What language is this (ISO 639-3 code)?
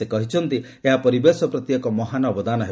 ori